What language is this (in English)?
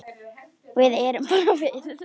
Icelandic